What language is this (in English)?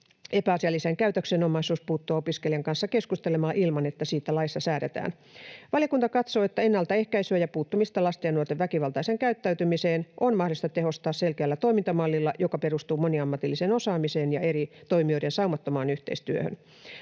Finnish